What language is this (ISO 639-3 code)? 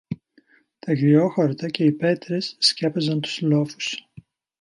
ell